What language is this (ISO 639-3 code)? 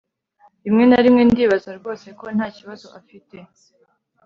kin